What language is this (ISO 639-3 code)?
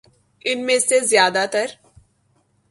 urd